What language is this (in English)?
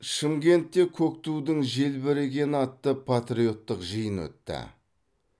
Kazakh